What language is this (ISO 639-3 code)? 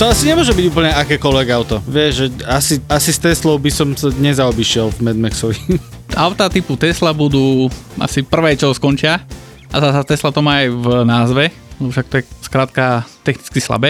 slk